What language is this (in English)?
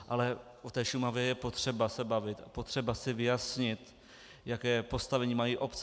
Czech